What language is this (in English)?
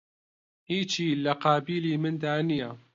Central Kurdish